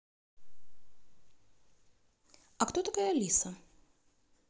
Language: Russian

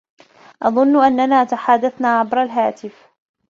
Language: Arabic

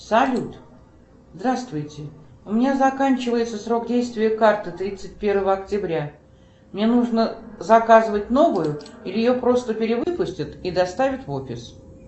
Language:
Russian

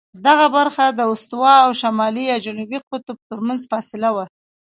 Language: Pashto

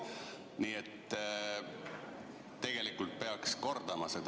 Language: Estonian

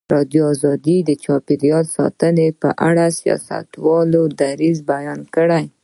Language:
Pashto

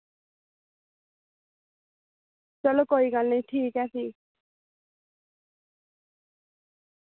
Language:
Dogri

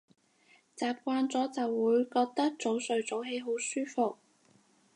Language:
Cantonese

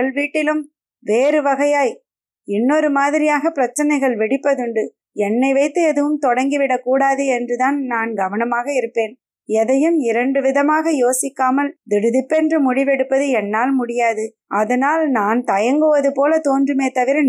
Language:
Tamil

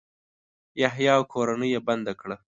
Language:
Pashto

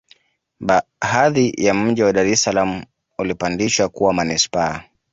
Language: Swahili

